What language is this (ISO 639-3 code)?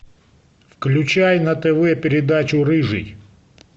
rus